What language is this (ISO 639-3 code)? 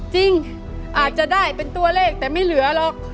tha